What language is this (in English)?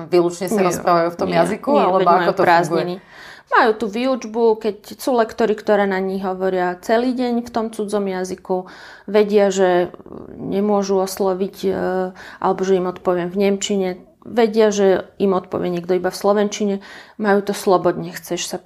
Slovak